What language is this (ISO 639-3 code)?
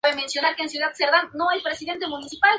spa